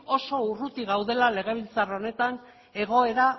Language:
Basque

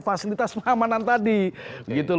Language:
Indonesian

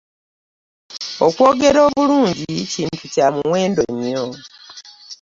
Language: Ganda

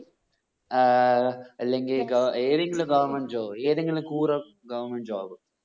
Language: Malayalam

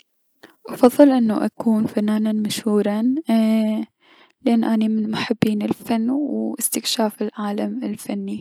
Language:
Mesopotamian Arabic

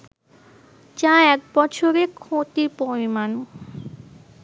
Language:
Bangla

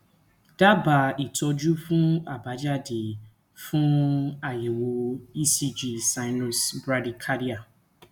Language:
Yoruba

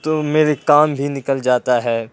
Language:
Urdu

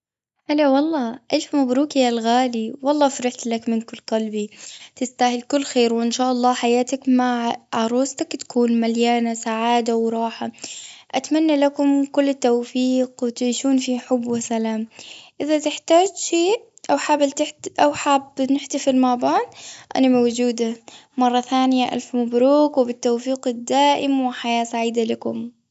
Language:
Gulf Arabic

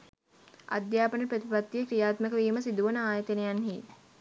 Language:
Sinhala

